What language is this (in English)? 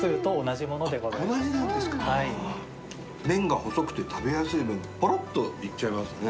Japanese